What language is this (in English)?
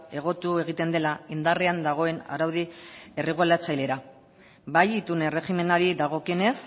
Basque